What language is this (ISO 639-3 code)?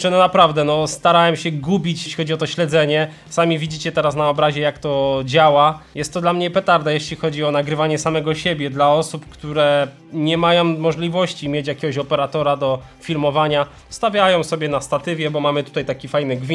pol